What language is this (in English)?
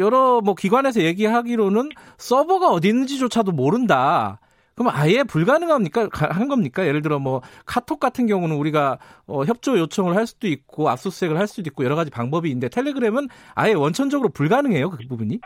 Korean